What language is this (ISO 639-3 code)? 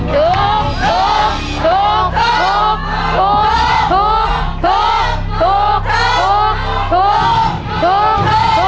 tha